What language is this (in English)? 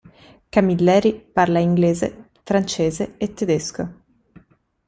Italian